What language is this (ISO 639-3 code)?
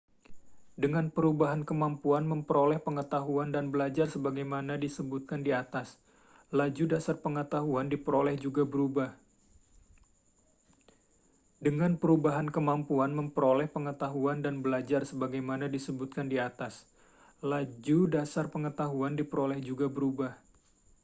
ind